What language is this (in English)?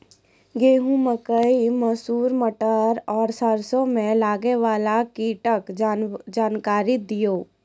Maithili